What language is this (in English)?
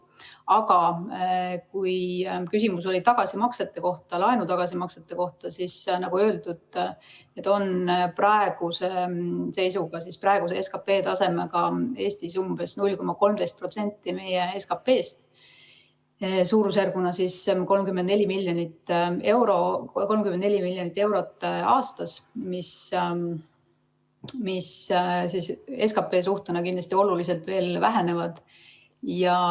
Estonian